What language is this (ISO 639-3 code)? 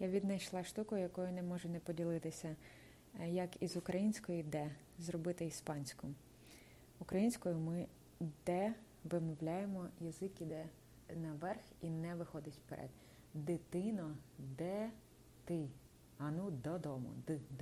ukr